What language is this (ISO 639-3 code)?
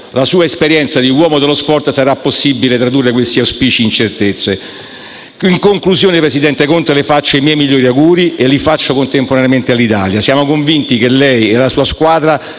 ita